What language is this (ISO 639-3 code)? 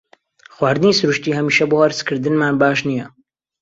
ckb